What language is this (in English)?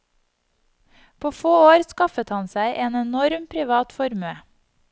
Norwegian